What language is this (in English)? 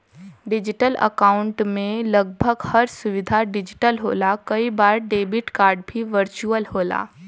Bhojpuri